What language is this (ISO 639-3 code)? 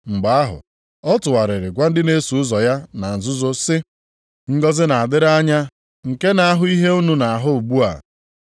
ibo